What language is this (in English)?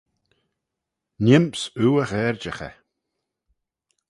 Manx